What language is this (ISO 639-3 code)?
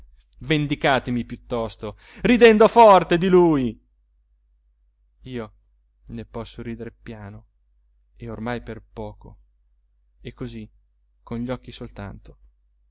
ita